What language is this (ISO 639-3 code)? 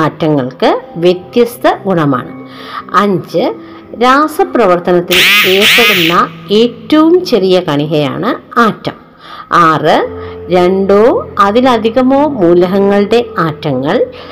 mal